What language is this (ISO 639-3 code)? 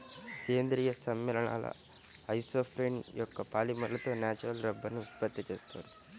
tel